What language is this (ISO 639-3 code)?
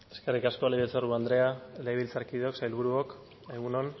eus